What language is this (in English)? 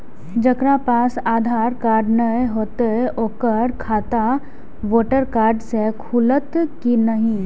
Maithili